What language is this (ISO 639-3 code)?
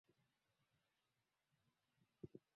swa